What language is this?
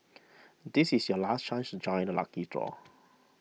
English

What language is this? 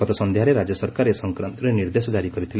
Odia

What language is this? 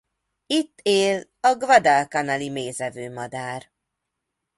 Hungarian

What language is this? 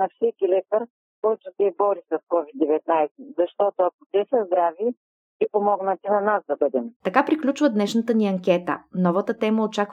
Bulgarian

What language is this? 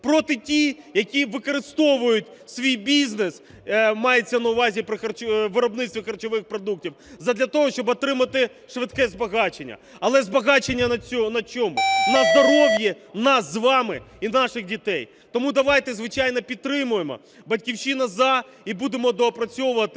Ukrainian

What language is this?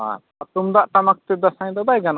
Santali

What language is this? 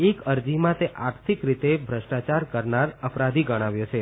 Gujarati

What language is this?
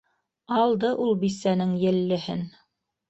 Bashkir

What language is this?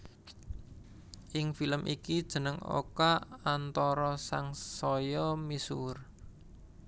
Javanese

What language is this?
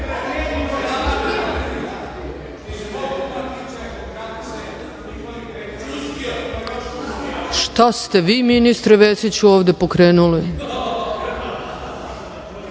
Serbian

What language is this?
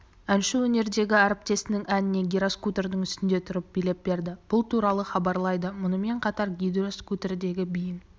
Kazakh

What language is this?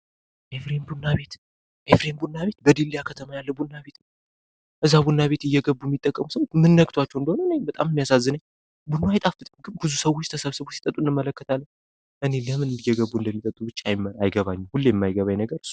Amharic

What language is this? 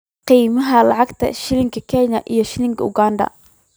Somali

